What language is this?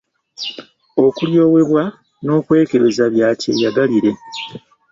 Ganda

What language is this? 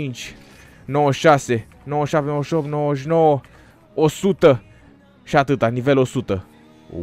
Romanian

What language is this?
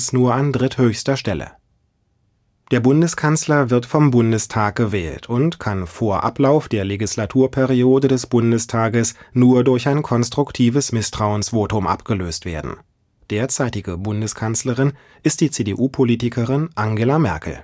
German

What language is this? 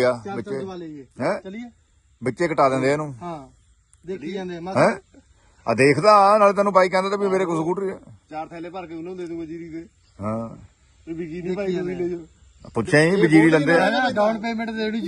Punjabi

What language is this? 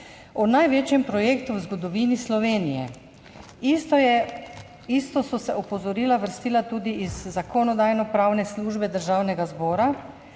Slovenian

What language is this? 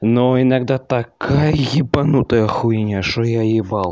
Russian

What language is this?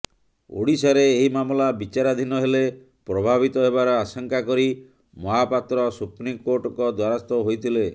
Odia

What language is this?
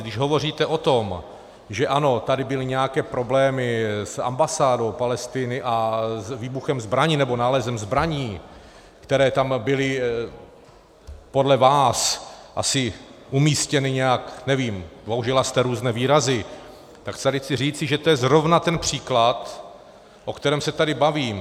Czech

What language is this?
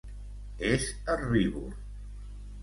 Catalan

